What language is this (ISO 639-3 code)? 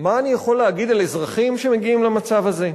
heb